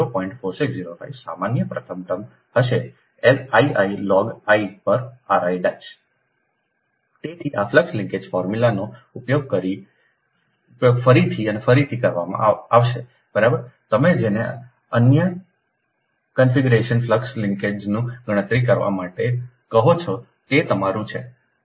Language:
Gujarati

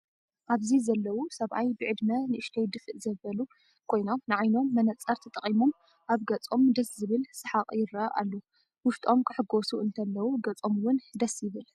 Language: Tigrinya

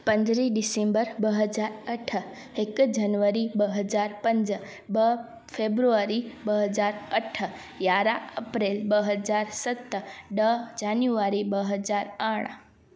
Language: Sindhi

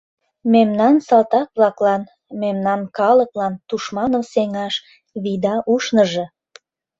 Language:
Mari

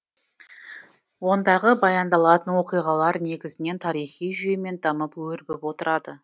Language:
Kazakh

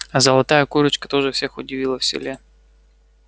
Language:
Russian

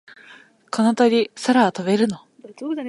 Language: Japanese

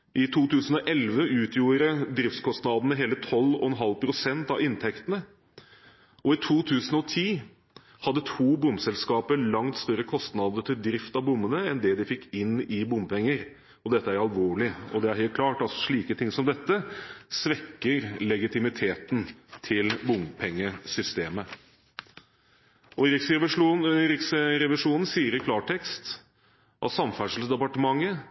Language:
Norwegian Bokmål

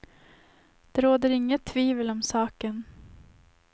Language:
Swedish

